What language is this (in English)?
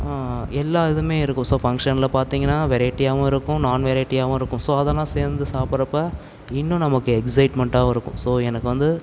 Tamil